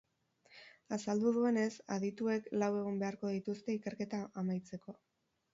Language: Basque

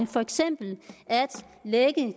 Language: Danish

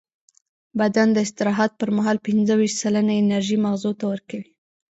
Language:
Pashto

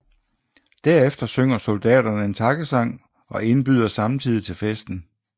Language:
Danish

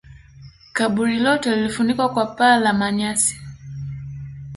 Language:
Swahili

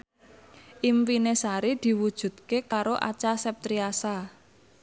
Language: Javanese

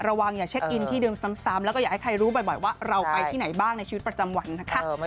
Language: Thai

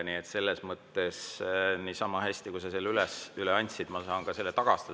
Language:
Estonian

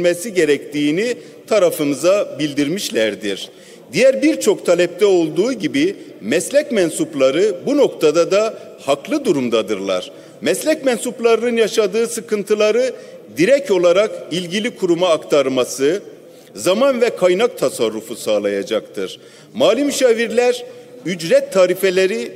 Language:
Turkish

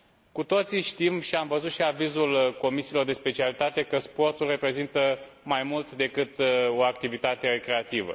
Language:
Romanian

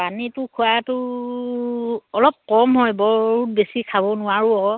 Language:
Assamese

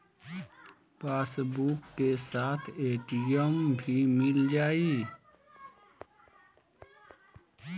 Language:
Bhojpuri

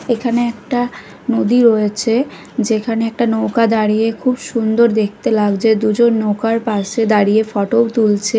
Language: Bangla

